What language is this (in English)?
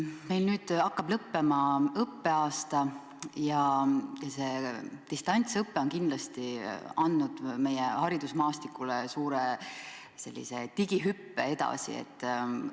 Estonian